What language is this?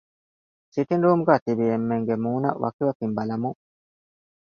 Divehi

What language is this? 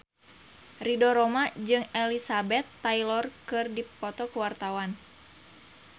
Sundanese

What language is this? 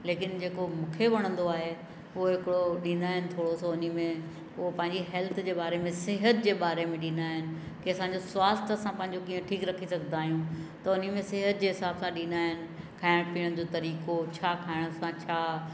Sindhi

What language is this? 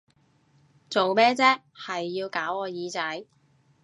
Cantonese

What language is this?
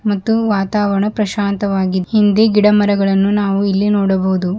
Kannada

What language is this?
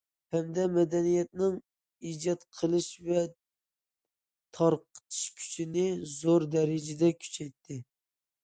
Uyghur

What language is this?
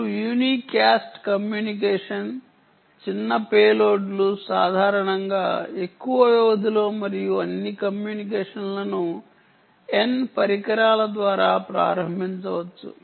Telugu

